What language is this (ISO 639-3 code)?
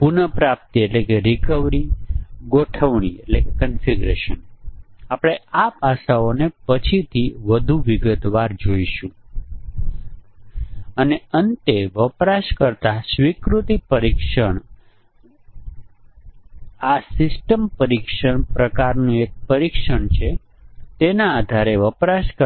guj